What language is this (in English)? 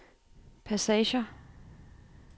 Danish